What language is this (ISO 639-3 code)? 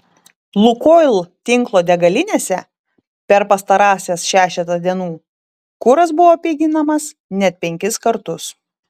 lit